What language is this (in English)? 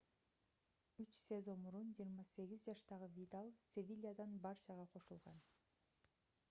Kyrgyz